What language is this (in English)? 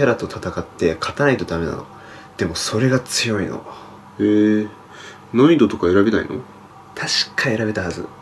Japanese